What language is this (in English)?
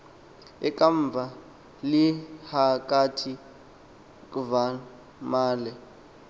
Xhosa